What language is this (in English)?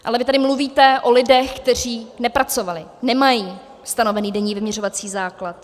Czech